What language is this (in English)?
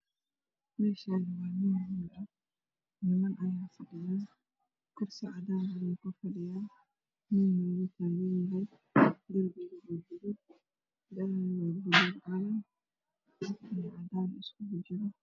Somali